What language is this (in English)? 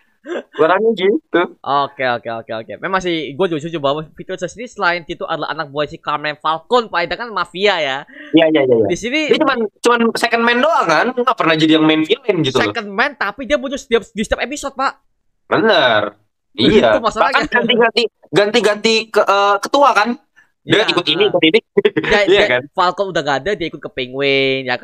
Indonesian